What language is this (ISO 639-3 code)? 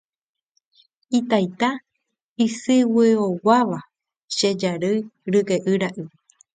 grn